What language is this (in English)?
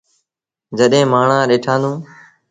Sindhi Bhil